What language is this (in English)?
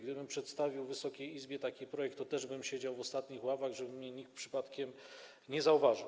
Polish